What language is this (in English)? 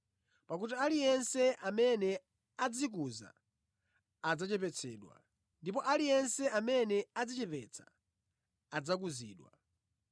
Nyanja